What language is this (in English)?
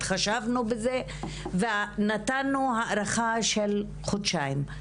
Hebrew